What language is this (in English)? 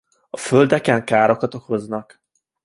Hungarian